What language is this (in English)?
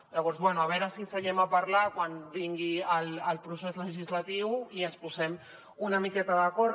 Catalan